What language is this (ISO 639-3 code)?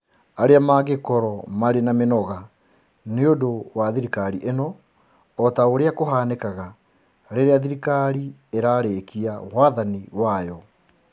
kik